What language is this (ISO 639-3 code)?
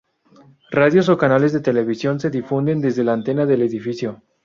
spa